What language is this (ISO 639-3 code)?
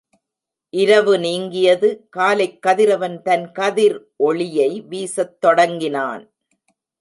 tam